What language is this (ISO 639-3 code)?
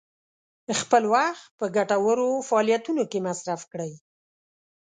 pus